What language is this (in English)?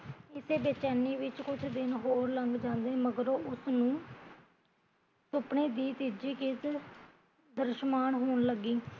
Punjabi